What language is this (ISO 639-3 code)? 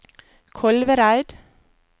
nor